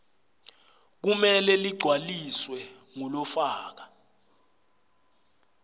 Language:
Swati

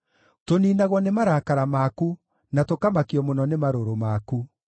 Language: Kikuyu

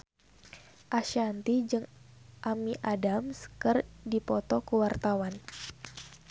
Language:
Sundanese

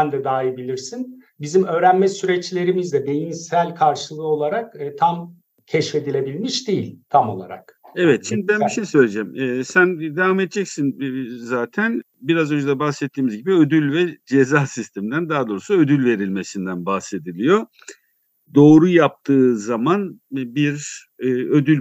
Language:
Turkish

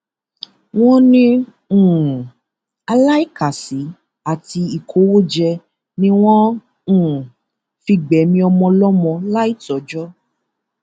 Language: Yoruba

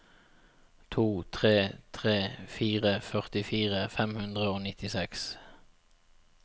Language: Norwegian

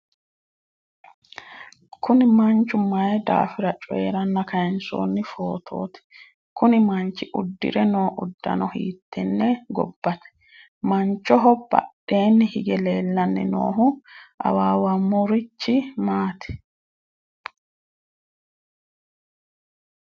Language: Sidamo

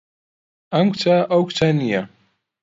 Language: Central Kurdish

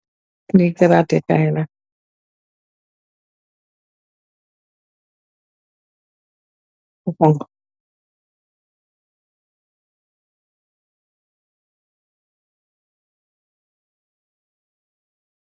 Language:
Wolof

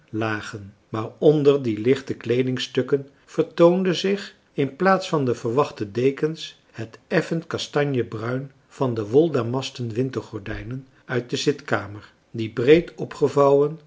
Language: Dutch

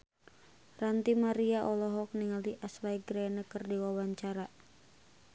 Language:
Sundanese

